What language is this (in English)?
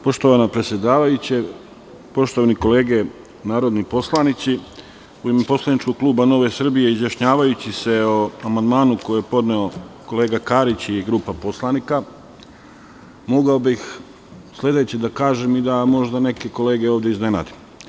Serbian